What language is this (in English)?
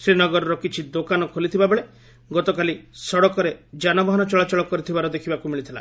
Odia